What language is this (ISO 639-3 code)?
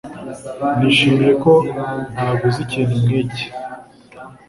kin